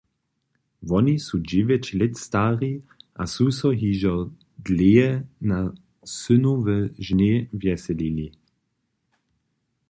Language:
Upper Sorbian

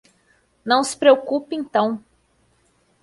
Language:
Portuguese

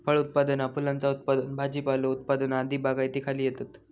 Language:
Marathi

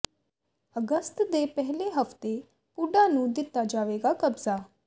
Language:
Punjabi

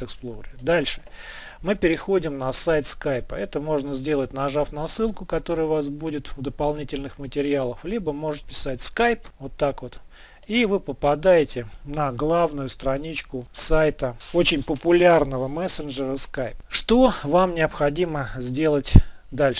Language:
Russian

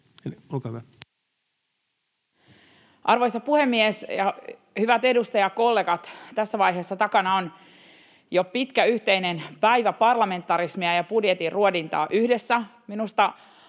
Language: Finnish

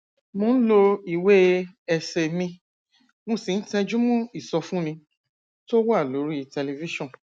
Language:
Yoruba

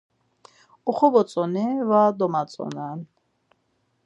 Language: Laz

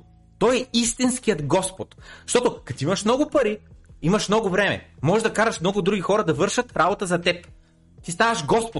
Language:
Bulgarian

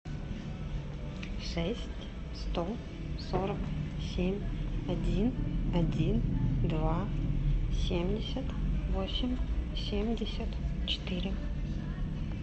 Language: Russian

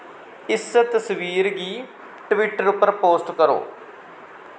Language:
Dogri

